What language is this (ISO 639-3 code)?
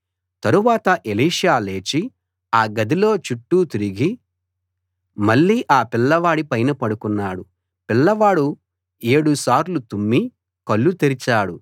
tel